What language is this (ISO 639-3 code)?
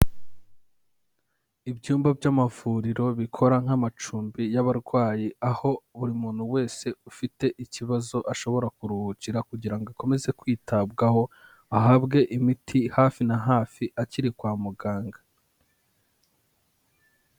kin